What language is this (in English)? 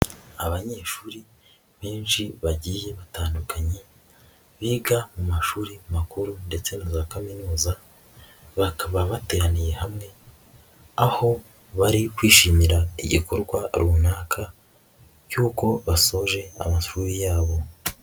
Kinyarwanda